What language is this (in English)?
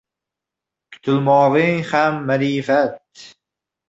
Uzbek